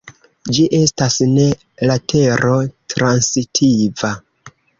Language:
Esperanto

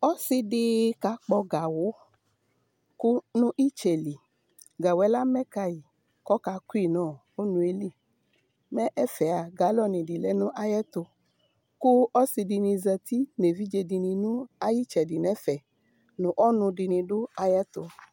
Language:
Ikposo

